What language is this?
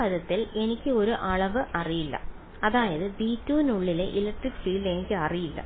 Malayalam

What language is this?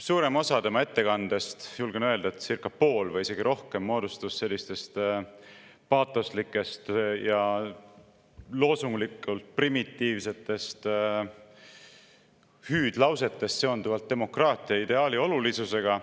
Estonian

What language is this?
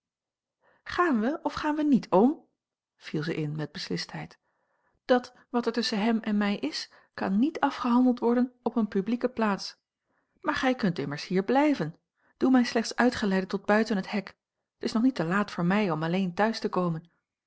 Dutch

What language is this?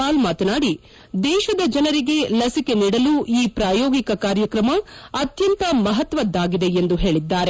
Kannada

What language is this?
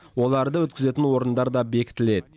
Kazakh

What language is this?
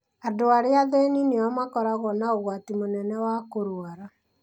Kikuyu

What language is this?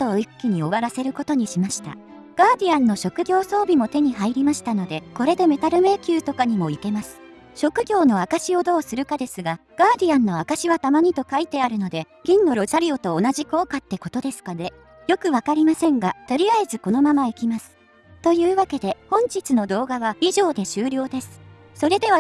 Japanese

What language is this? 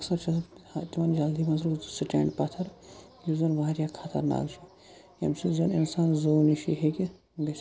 Kashmiri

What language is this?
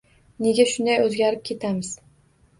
Uzbek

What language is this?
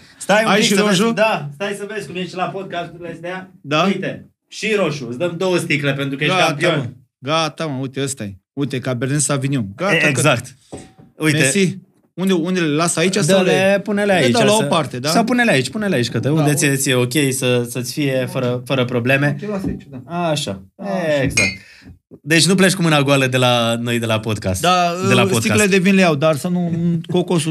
Romanian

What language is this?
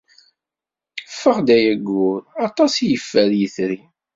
Kabyle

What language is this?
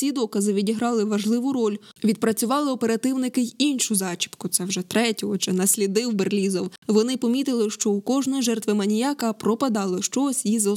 Ukrainian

